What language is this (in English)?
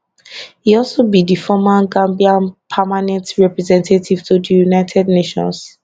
Nigerian Pidgin